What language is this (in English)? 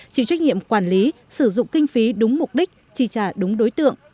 Vietnamese